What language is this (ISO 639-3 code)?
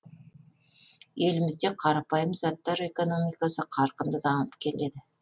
kaz